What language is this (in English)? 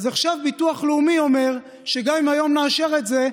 Hebrew